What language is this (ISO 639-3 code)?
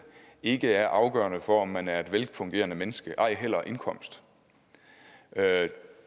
dan